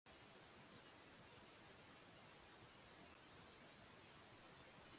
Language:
Japanese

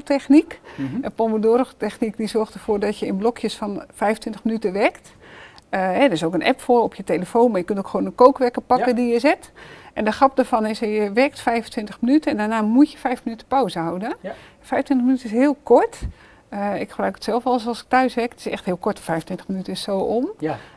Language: Dutch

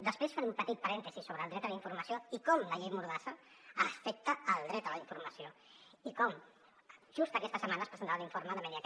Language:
Catalan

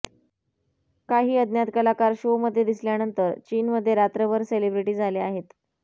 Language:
Marathi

